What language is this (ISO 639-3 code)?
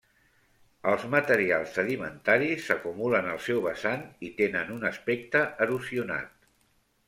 cat